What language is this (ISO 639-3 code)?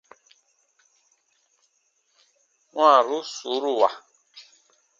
bba